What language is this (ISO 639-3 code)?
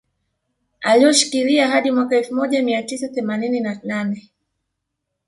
swa